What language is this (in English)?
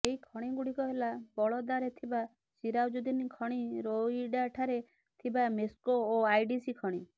Odia